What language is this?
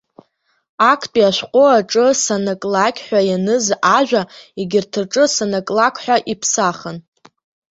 Abkhazian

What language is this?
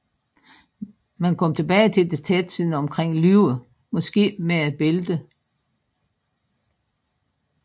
Danish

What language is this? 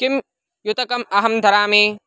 Sanskrit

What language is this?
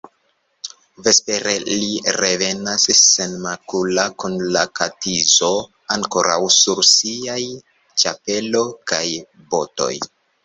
Esperanto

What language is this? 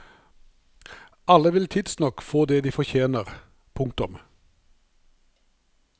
Norwegian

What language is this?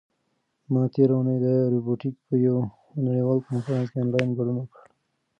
Pashto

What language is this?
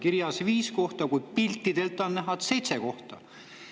Estonian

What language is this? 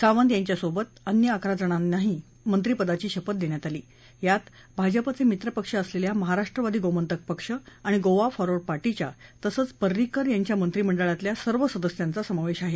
Marathi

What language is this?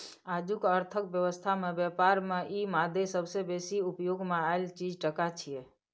Maithili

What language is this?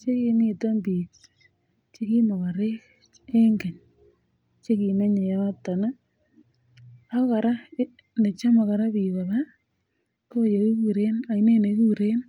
Kalenjin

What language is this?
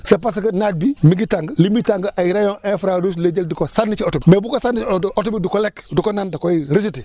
Wolof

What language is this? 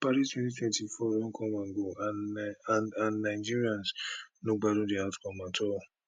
Nigerian Pidgin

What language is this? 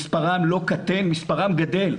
Hebrew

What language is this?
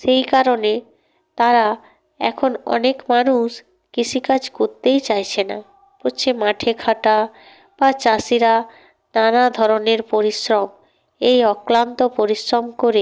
Bangla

